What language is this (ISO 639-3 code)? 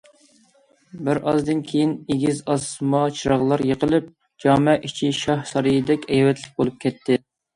uig